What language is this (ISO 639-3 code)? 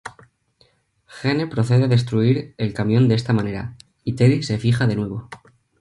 spa